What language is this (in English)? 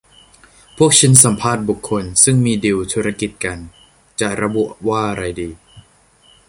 Thai